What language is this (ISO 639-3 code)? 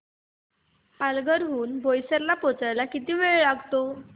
mar